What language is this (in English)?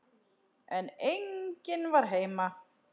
Icelandic